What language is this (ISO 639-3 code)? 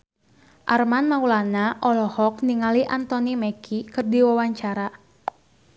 sun